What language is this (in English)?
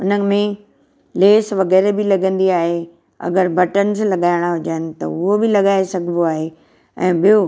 Sindhi